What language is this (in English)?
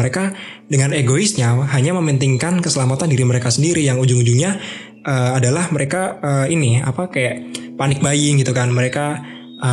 Indonesian